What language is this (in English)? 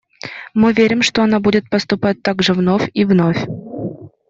Russian